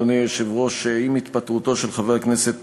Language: Hebrew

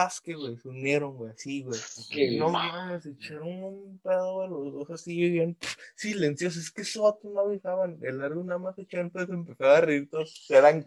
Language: Spanish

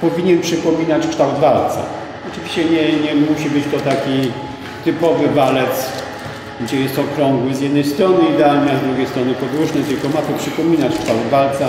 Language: Polish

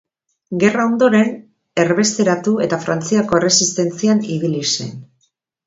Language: Basque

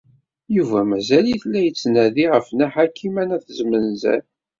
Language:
Kabyle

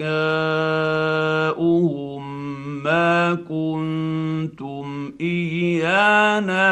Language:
Arabic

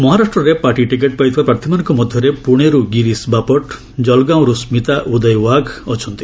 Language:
Odia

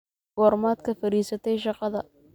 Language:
Somali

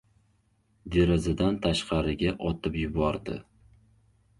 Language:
Uzbek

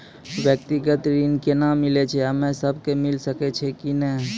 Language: Maithili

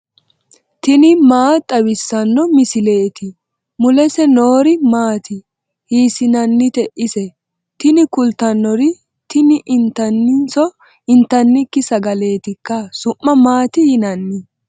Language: Sidamo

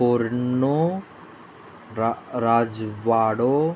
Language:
Konkani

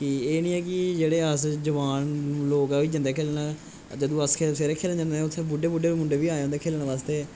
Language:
Dogri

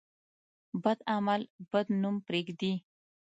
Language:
Pashto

